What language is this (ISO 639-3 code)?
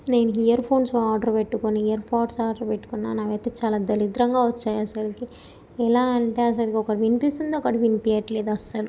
tel